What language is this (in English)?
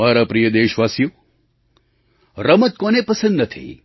Gujarati